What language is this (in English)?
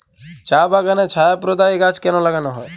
Bangla